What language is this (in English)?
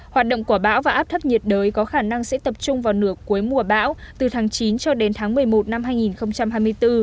Vietnamese